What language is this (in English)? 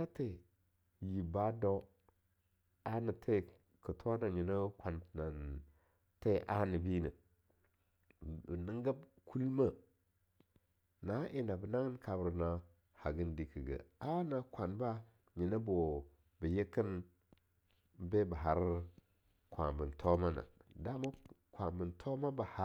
Longuda